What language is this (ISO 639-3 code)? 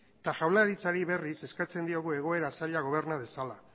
eus